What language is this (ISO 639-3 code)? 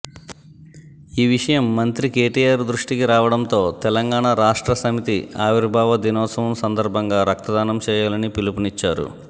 tel